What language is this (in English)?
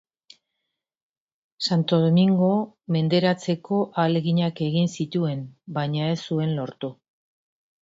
Basque